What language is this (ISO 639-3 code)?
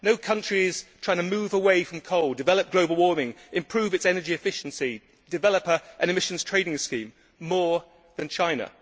eng